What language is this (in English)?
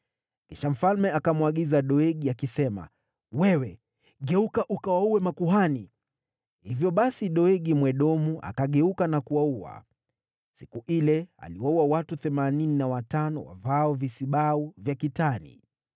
Swahili